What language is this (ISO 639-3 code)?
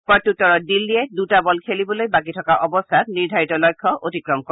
asm